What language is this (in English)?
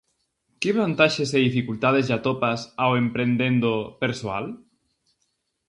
Galician